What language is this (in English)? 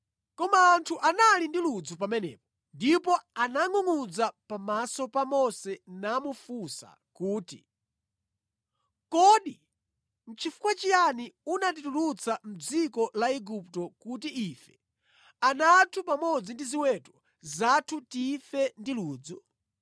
Nyanja